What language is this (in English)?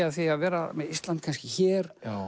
Icelandic